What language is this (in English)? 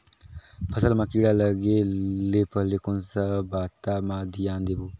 Chhattisgarhi